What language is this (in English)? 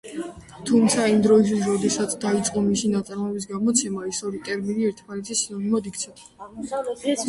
Georgian